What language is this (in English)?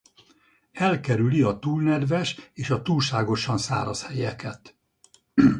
Hungarian